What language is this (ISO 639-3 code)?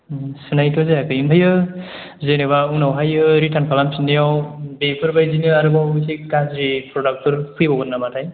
brx